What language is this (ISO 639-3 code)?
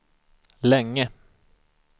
swe